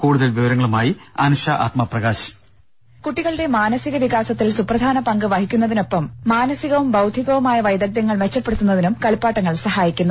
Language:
Malayalam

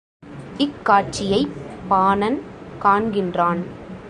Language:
Tamil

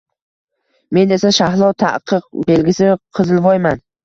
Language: Uzbek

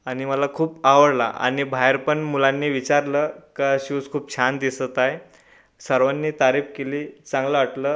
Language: Marathi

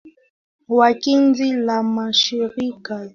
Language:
Swahili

